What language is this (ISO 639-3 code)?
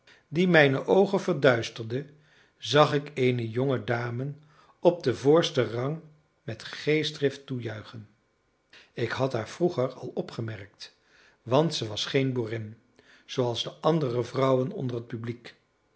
nld